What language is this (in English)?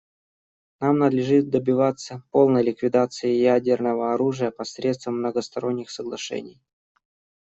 Russian